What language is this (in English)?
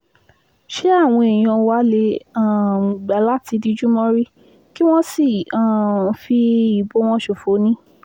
Yoruba